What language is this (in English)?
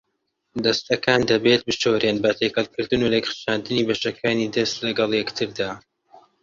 Central Kurdish